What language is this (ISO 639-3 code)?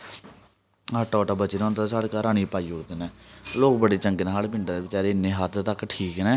doi